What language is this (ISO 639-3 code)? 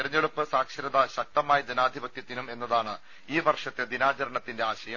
mal